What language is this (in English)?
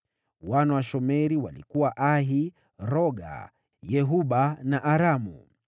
Swahili